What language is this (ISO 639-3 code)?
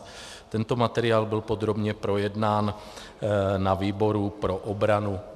ces